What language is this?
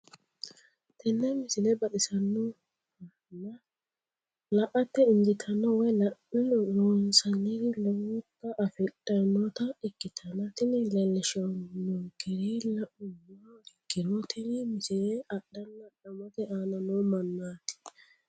Sidamo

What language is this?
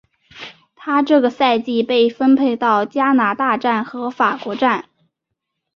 Chinese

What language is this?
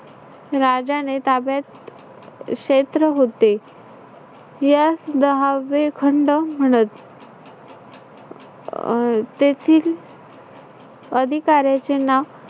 Marathi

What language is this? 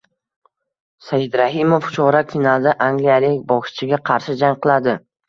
Uzbek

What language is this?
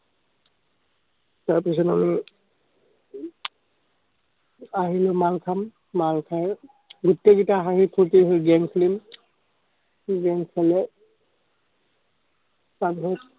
Assamese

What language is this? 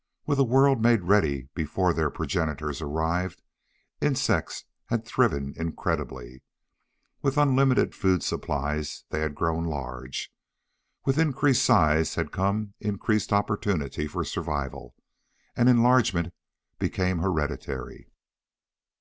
English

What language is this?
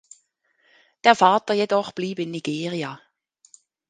German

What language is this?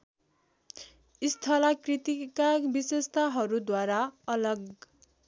Nepali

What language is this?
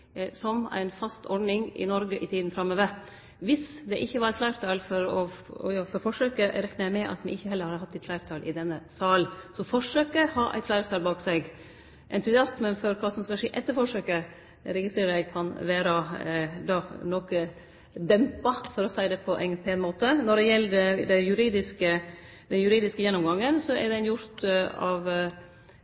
Norwegian Nynorsk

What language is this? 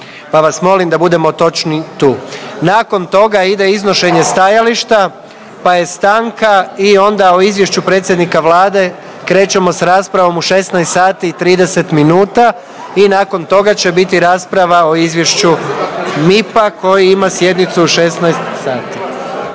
Croatian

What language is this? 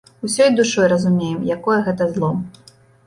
Belarusian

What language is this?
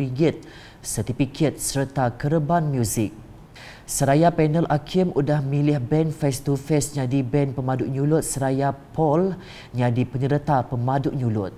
Malay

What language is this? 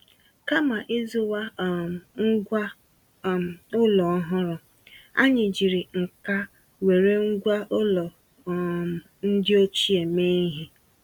Igbo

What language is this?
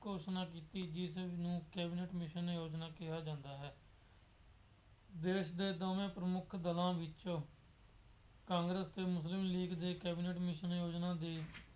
Punjabi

